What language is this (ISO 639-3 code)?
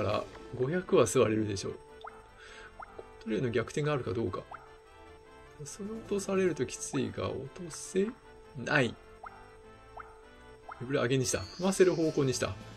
jpn